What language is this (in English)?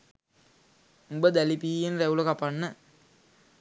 Sinhala